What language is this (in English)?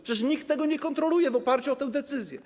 Polish